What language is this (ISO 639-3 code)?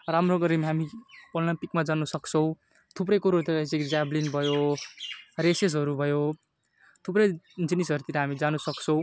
nep